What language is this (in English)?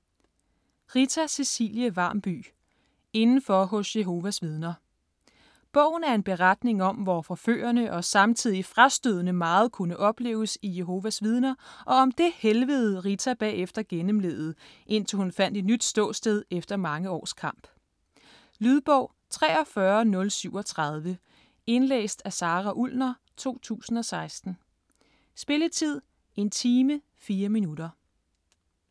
Danish